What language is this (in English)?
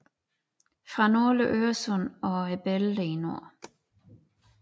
Danish